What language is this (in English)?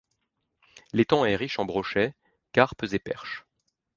French